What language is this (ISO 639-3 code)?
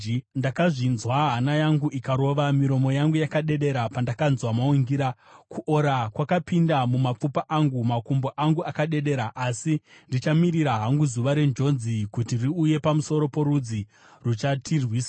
sna